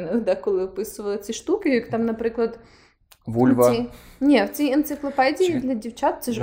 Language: Ukrainian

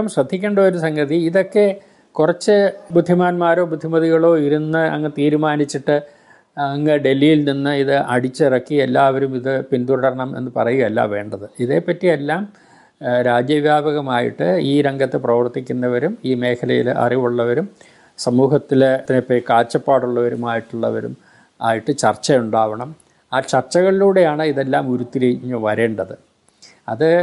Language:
Malayalam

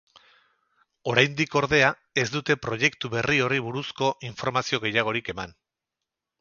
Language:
Basque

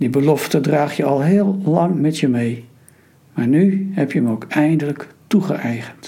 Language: Dutch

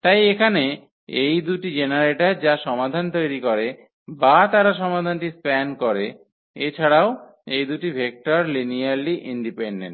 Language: Bangla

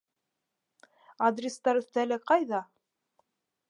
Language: Bashkir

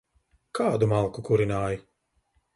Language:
Latvian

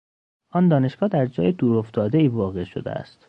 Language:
Persian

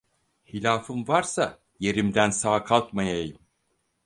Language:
Turkish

